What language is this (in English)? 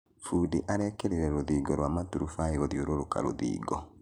Kikuyu